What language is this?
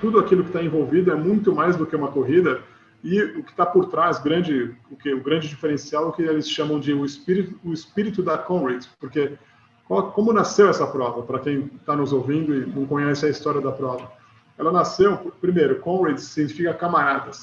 Portuguese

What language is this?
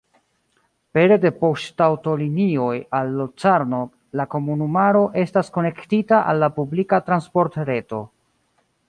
Esperanto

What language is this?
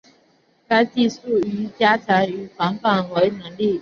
Chinese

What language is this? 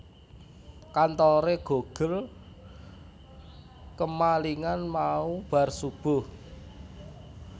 Javanese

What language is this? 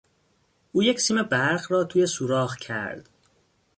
Persian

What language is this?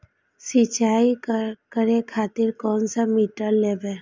Maithili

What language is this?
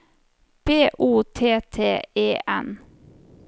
Norwegian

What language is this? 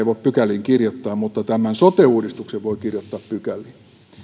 Finnish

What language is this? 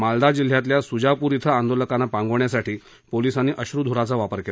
Marathi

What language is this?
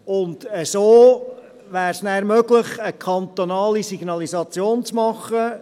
Swiss German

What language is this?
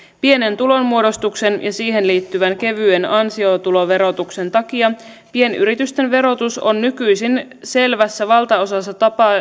Finnish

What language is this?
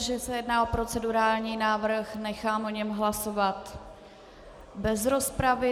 Czech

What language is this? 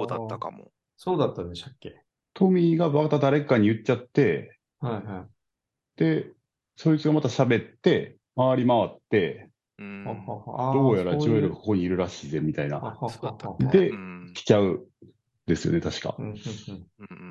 Japanese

